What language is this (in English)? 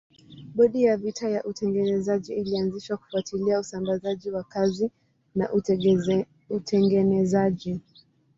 Swahili